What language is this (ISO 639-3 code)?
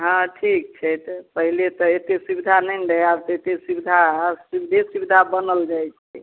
mai